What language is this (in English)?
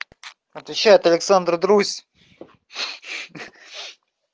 Russian